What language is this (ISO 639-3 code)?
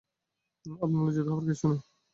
ben